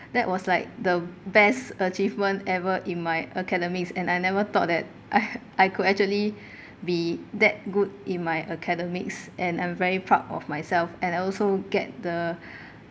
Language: English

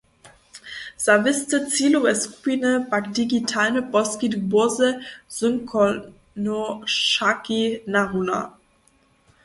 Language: Upper Sorbian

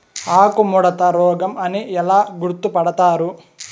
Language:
Telugu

